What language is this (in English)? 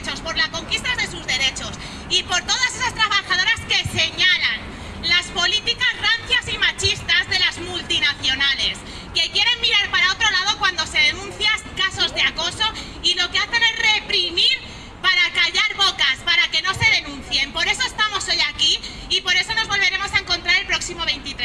Spanish